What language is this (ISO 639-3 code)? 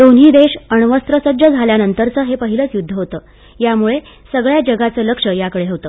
mar